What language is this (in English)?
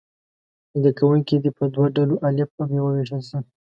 Pashto